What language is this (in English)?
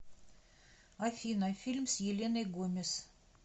Russian